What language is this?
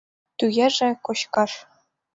Mari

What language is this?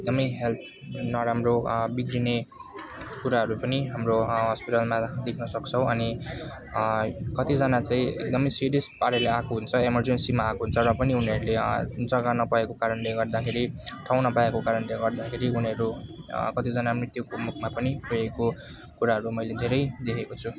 Nepali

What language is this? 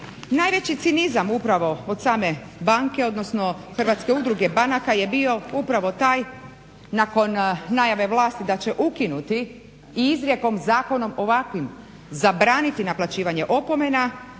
Croatian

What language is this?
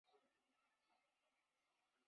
Chinese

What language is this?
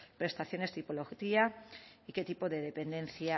Spanish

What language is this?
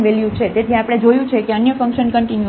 Gujarati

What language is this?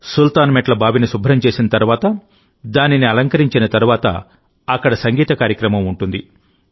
Telugu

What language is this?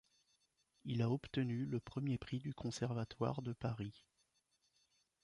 French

